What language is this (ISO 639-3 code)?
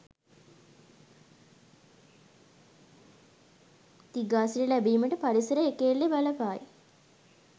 sin